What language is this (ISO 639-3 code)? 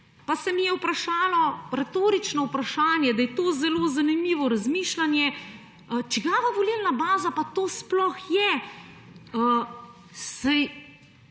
slv